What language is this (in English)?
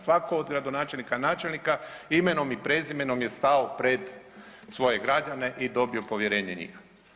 Croatian